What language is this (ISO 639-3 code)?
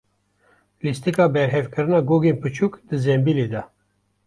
kur